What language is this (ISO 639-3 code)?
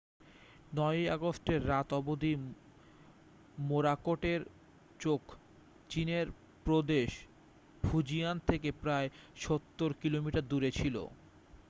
ben